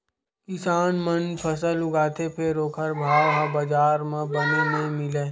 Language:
Chhattisgarhi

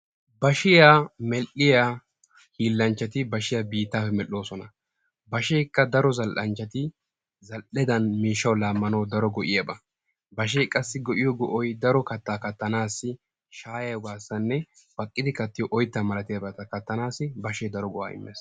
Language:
Wolaytta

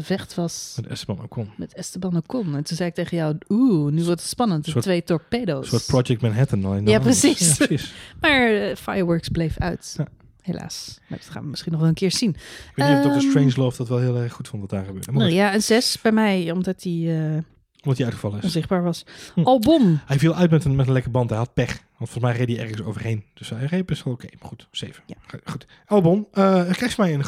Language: Dutch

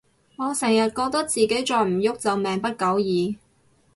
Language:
Cantonese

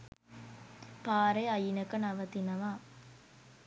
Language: Sinhala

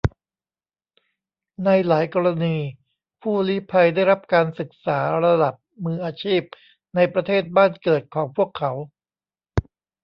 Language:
Thai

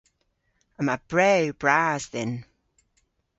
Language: Cornish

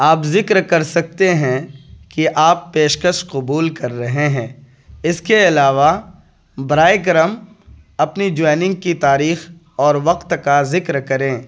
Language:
Urdu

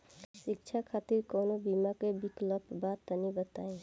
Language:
Bhojpuri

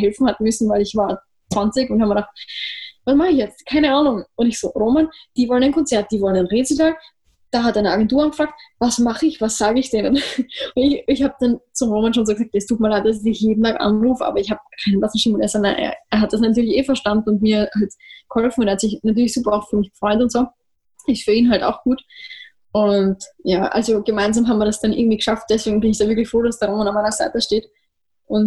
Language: German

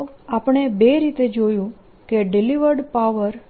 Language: Gujarati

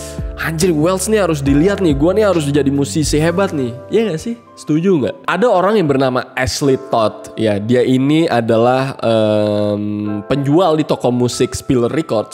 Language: Indonesian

